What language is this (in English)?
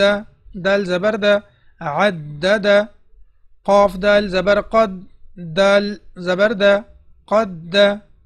Arabic